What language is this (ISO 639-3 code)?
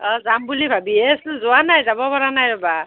asm